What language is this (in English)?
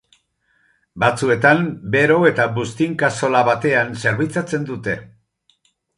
Basque